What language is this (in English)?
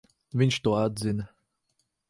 Latvian